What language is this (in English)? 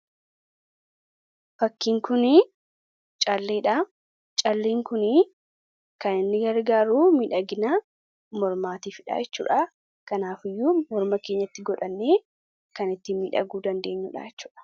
Oromo